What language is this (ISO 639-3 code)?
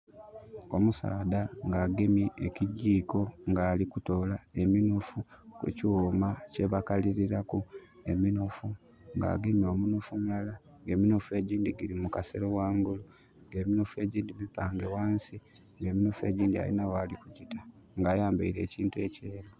xog